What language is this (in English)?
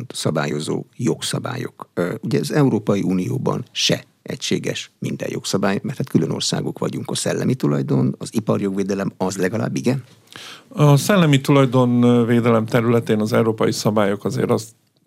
Hungarian